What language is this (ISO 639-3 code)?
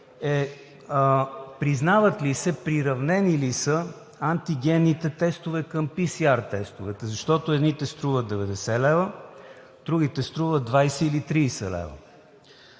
bul